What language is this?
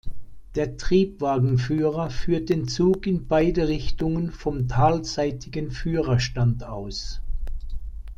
German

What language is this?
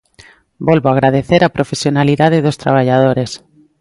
Galician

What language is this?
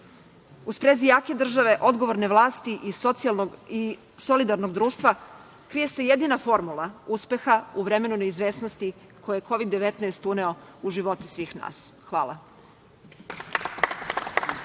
Serbian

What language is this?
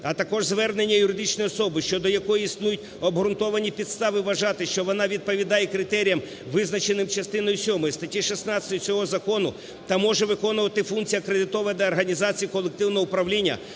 Ukrainian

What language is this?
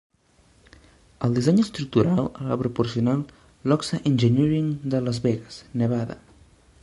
Catalan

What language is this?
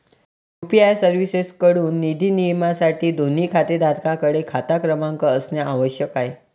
Marathi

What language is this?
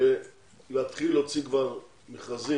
Hebrew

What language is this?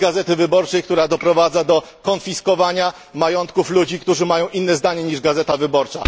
Polish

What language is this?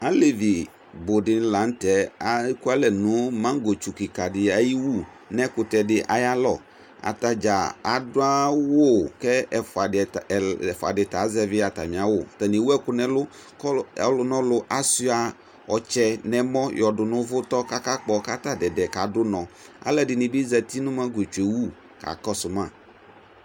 Ikposo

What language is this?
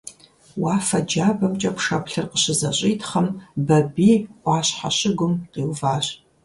Kabardian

